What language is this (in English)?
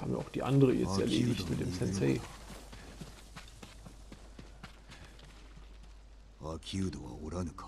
German